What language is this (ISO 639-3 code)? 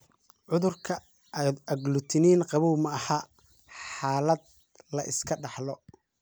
som